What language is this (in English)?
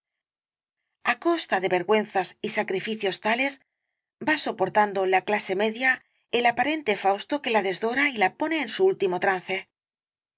Spanish